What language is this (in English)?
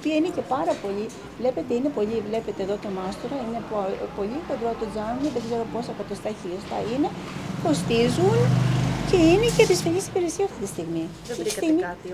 Greek